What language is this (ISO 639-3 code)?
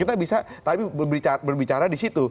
ind